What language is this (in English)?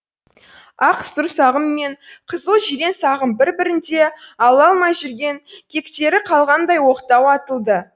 Kazakh